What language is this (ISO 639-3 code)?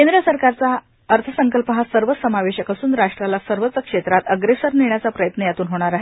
mar